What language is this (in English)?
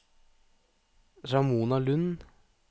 Norwegian